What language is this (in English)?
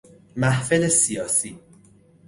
Persian